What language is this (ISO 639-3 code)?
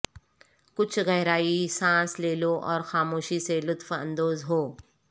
urd